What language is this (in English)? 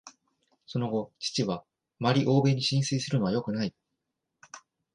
Japanese